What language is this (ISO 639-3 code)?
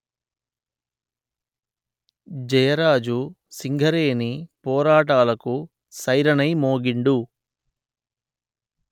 tel